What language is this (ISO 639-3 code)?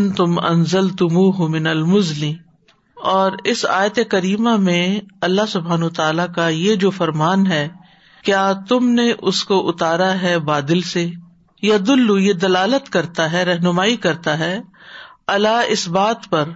urd